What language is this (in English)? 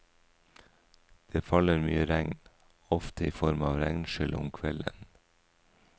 Norwegian